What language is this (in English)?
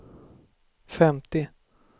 Swedish